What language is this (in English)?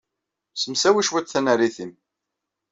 Kabyle